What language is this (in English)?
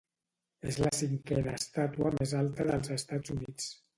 Catalan